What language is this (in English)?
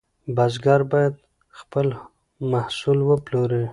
Pashto